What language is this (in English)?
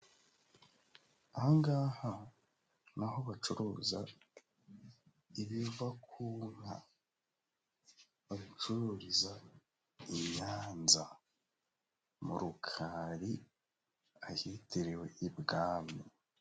Kinyarwanda